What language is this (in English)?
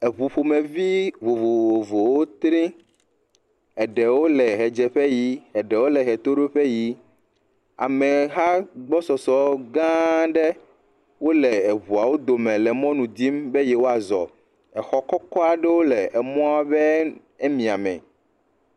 Ewe